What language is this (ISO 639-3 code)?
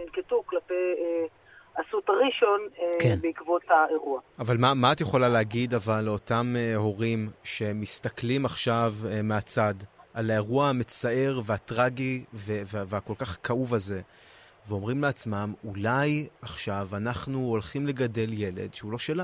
heb